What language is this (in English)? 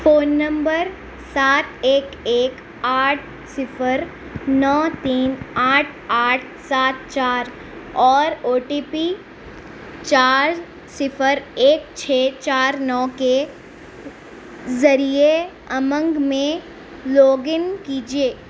Urdu